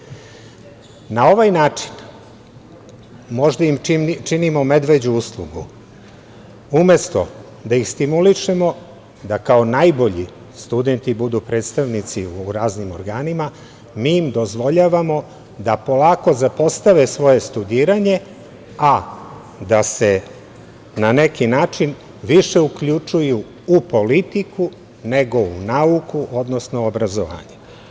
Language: Serbian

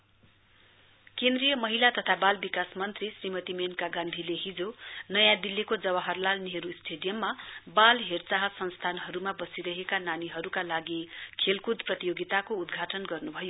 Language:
Nepali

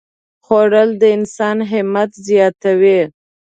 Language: Pashto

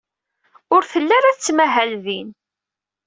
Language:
Kabyle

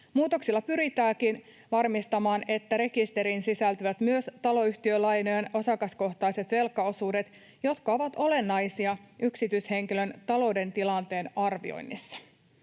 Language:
Finnish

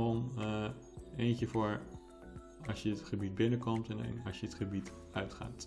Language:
Dutch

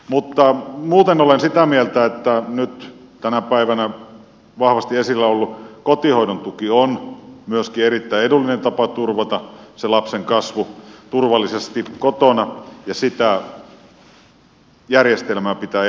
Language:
Finnish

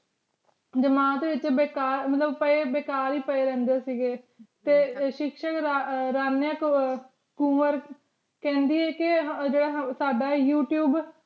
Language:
Punjabi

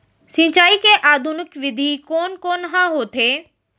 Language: Chhattisgarhi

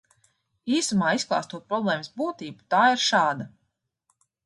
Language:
Latvian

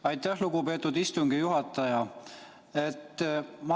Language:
Estonian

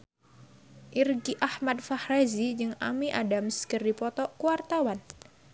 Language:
Sundanese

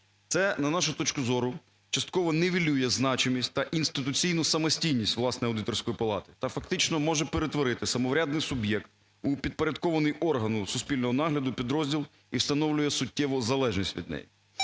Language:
Ukrainian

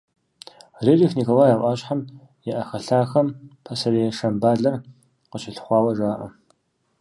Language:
Kabardian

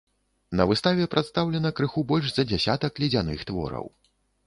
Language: Belarusian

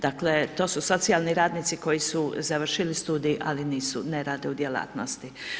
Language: Croatian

